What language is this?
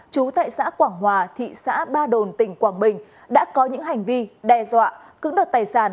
Vietnamese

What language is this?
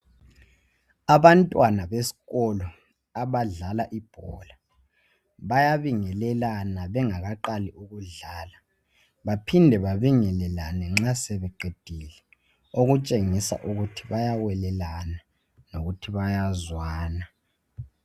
North Ndebele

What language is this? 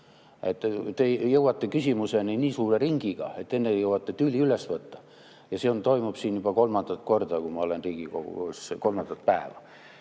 Estonian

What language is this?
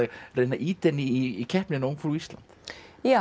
Icelandic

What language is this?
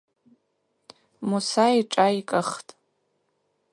Abaza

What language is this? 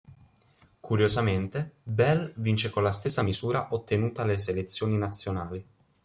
Italian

